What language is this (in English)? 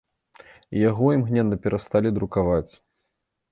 Belarusian